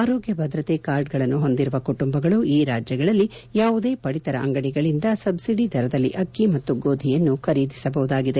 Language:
Kannada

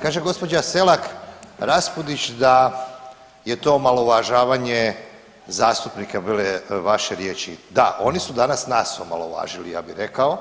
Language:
Croatian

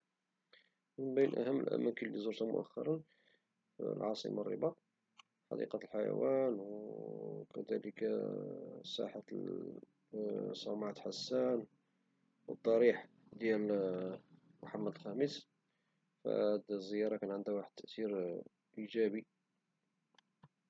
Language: Moroccan Arabic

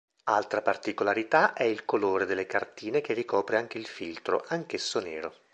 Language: Italian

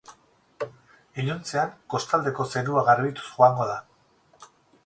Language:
Basque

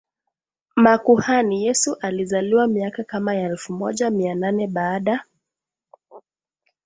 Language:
Swahili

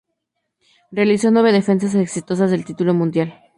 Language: Spanish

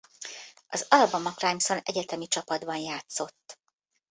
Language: Hungarian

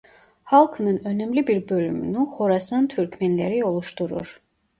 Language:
Turkish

